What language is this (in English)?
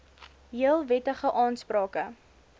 Afrikaans